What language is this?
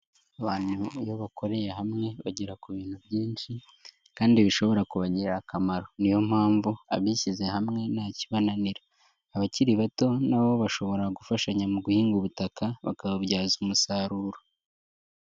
Kinyarwanda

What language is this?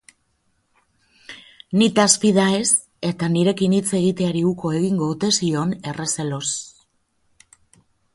Basque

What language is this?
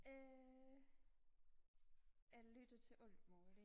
Danish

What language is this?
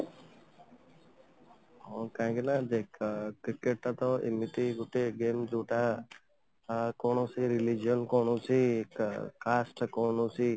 Odia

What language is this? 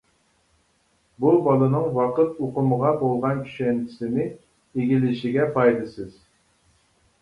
Uyghur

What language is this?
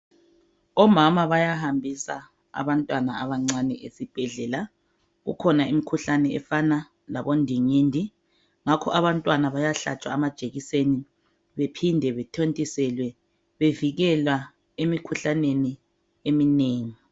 North Ndebele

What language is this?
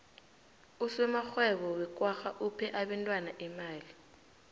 South Ndebele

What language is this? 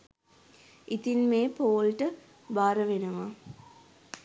Sinhala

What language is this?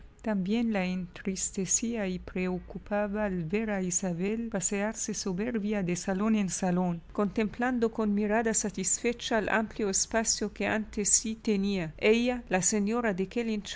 Spanish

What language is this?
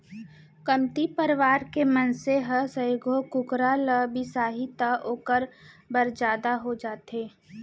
Chhattisgarhi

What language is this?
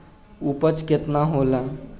Bhojpuri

